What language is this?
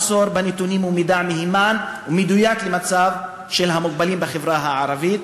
Hebrew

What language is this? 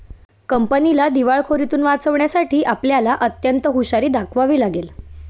Marathi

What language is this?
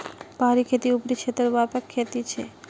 Magahi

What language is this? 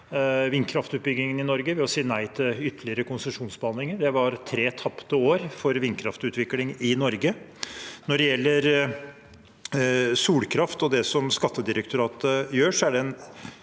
Norwegian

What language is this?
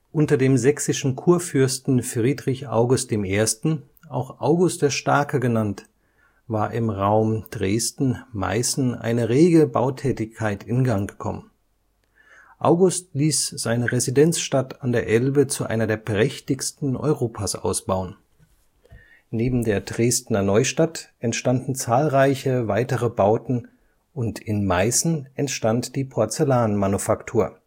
German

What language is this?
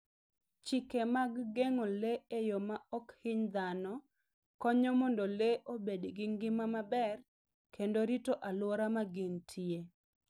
Luo (Kenya and Tanzania)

